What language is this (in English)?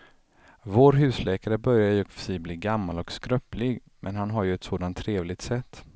Swedish